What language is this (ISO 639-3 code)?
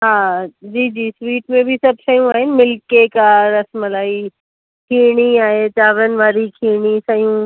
snd